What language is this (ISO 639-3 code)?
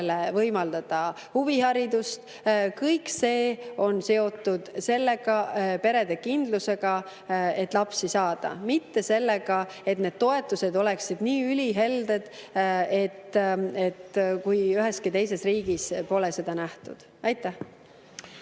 est